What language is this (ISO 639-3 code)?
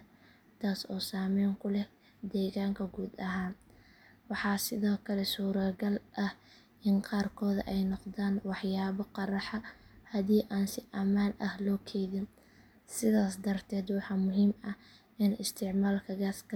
som